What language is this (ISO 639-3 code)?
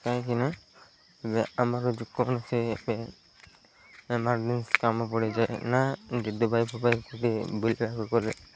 ori